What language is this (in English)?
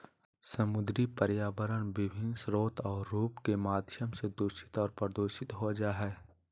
Magahi